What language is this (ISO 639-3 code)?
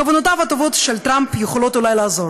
heb